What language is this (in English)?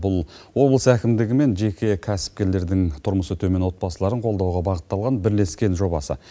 Kazakh